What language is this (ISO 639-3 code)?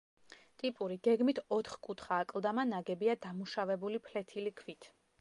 kat